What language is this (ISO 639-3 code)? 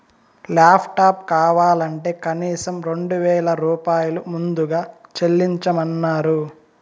tel